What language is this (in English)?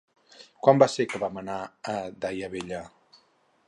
Catalan